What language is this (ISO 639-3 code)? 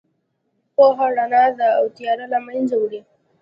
pus